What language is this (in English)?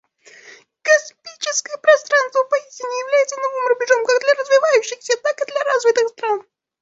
Russian